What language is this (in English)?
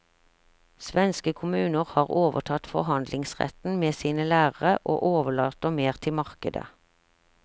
Norwegian